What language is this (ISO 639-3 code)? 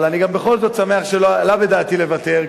heb